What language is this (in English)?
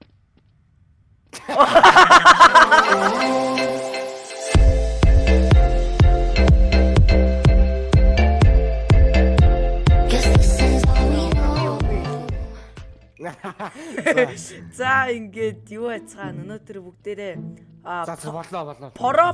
Dutch